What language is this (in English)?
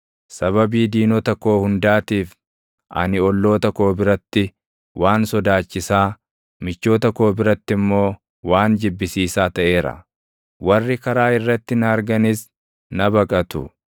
Oromo